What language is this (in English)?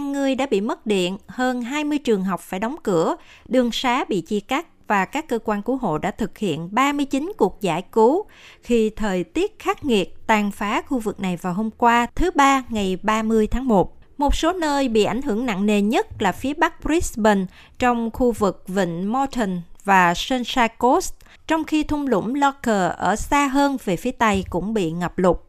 Vietnamese